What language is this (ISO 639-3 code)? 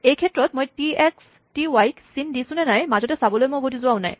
asm